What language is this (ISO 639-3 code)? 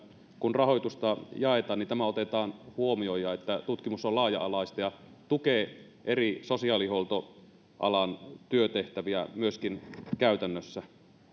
fin